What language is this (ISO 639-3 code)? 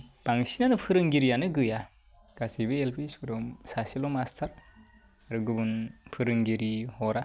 brx